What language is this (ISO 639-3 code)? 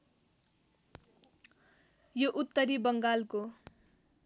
nep